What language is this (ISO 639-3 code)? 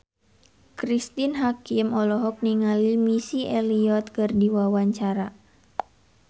sun